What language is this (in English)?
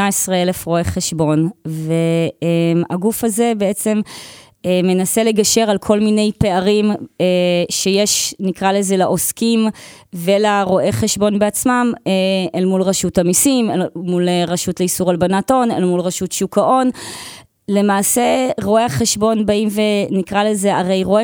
Hebrew